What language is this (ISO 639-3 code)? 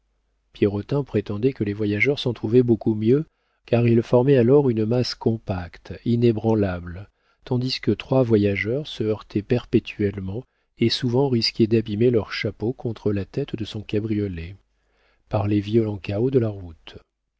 fra